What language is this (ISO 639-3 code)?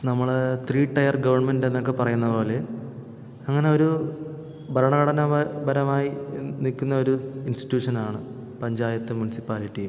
mal